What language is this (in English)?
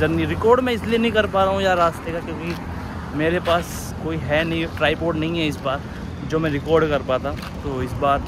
Hindi